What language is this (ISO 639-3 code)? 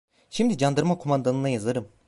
tur